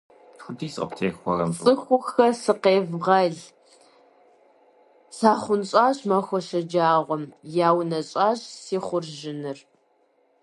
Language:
Kabardian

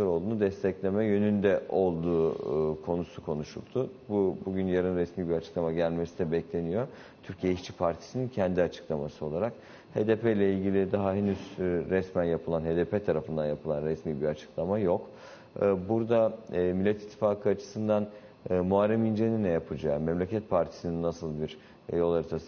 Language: Turkish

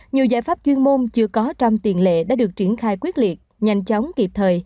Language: Vietnamese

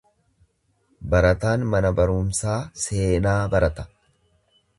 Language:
Oromo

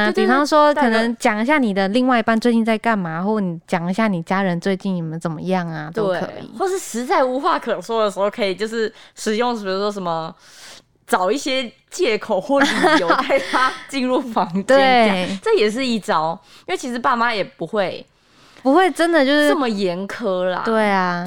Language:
Chinese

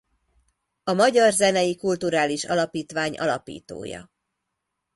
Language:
Hungarian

